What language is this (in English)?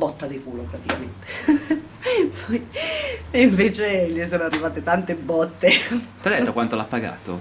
Italian